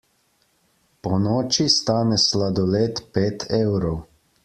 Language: Slovenian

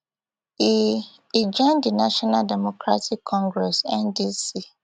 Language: Nigerian Pidgin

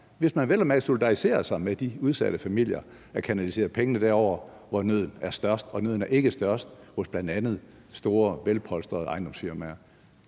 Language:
Danish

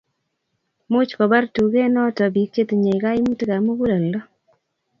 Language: Kalenjin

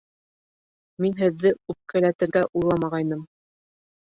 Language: Bashkir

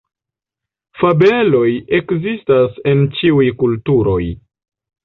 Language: Esperanto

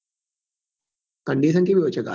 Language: Gujarati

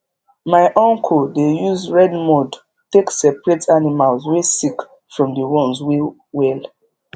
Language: Nigerian Pidgin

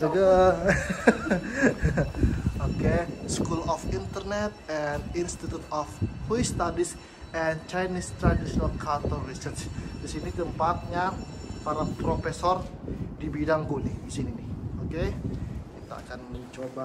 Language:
Indonesian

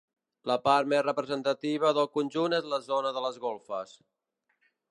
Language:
Catalan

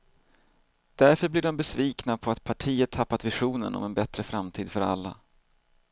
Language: Swedish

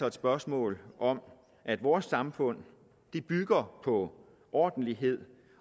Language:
Danish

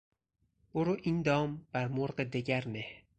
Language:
Persian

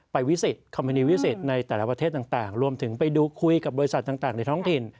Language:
Thai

